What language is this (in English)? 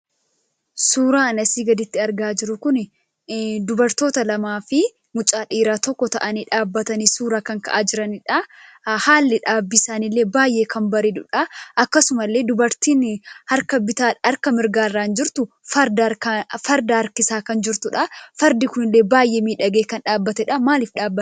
Oromo